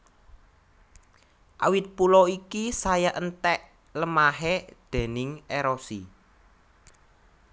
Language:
Javanese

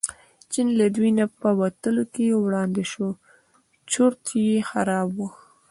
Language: Pashto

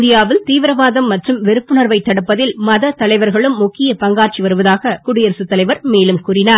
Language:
Tamil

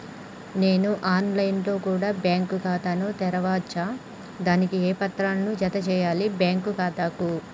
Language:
Telugu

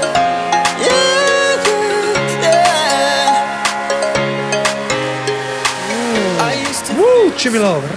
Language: Indonesian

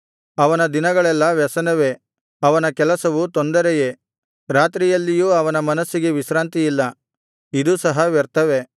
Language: Kannada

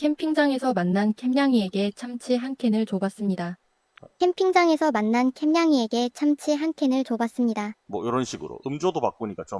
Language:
Korean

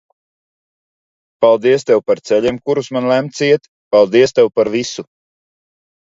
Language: Latvian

